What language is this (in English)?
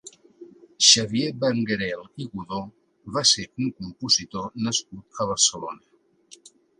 Catalan